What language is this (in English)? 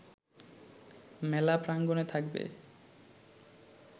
Bangla